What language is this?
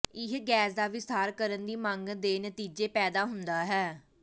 Punjabi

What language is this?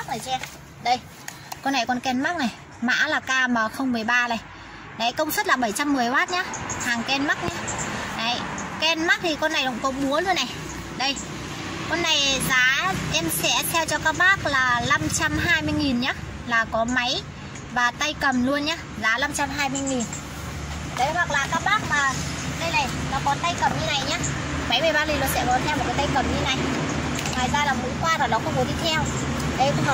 Vietnamese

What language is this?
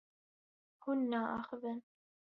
Kurdish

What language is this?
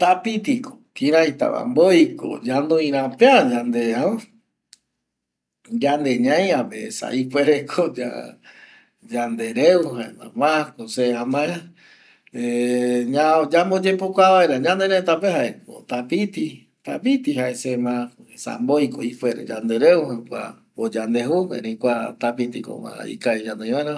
Eastern Bolivian Guaraní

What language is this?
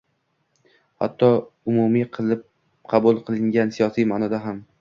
Uzbek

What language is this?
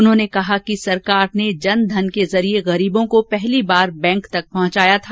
Hindi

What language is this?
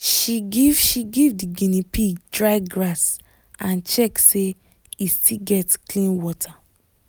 Nigerian Pidgin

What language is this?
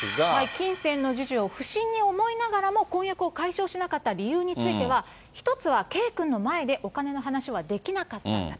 Japanese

